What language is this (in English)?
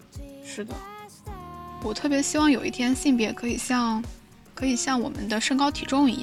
Chinese